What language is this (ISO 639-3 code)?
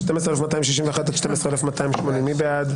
heb